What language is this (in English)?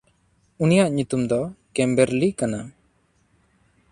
Santali